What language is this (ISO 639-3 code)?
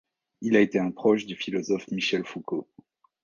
fra